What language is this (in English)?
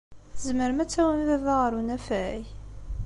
Kabyle